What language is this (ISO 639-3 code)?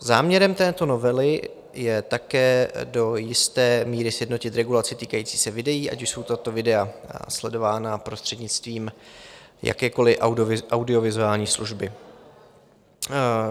ces